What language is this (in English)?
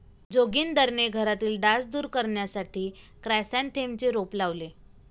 Marathi